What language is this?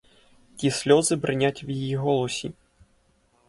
Ukrainian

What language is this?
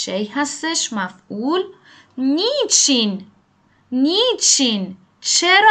Persian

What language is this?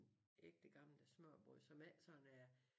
Danish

